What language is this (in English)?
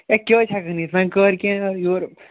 Kashmiri